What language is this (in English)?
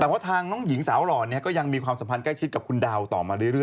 Thai